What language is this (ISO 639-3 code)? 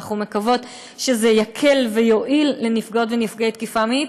heb